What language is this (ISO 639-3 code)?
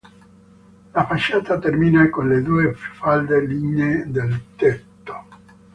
ita